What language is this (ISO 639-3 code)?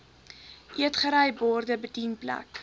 afr